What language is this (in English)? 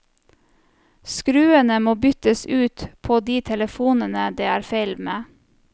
Norwegian